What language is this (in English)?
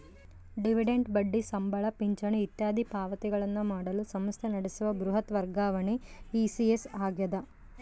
Kannada